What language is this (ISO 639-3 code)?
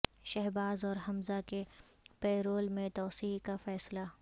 urd